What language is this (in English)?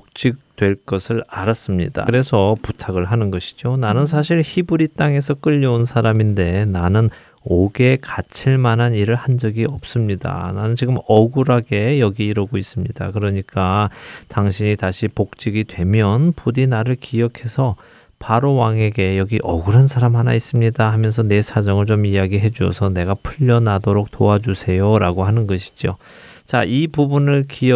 Korean